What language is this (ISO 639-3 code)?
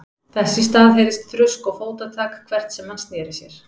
isl